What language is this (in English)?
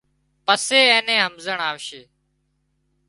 Wadiyara Koli